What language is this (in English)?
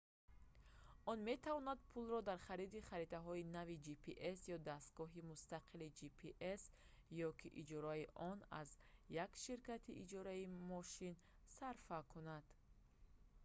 Tajik